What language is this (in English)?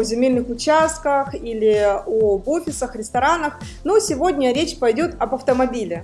Russian